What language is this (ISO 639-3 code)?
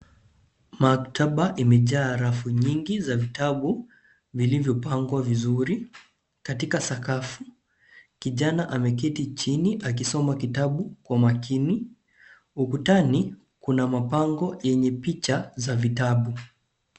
swa